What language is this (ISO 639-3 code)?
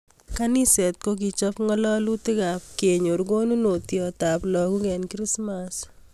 kln